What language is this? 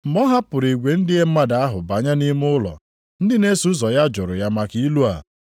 Igbo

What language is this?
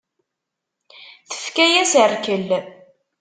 Kabyle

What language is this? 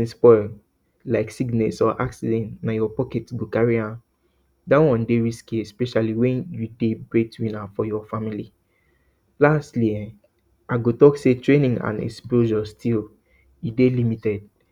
Nigerian Pidgin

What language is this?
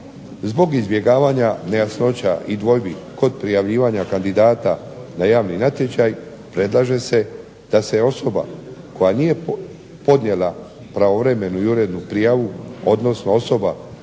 Croatian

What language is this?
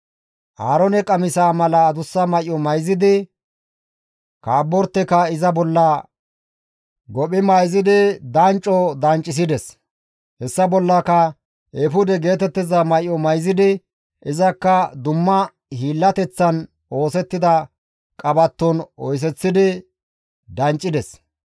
Gamo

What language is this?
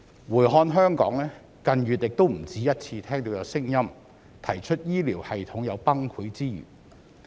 Cantonese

